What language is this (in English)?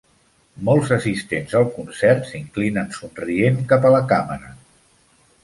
Catalan